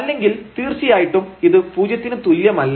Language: Malayalam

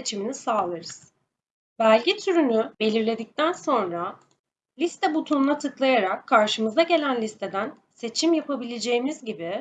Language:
Turkish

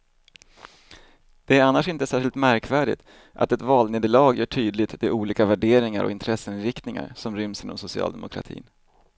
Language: Swedish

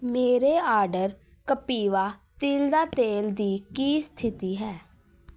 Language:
Punjabi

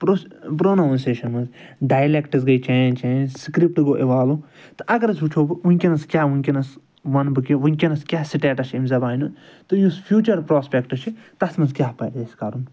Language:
Kashmiri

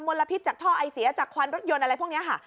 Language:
Thai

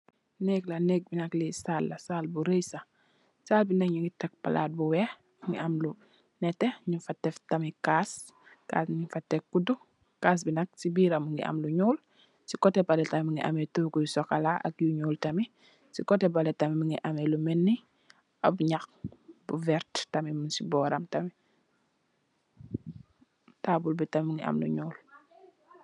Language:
Wolof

